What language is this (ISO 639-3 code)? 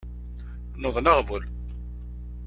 kab